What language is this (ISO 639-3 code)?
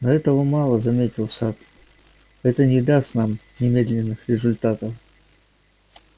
rus